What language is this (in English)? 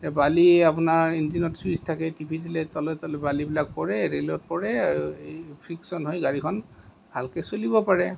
Assamese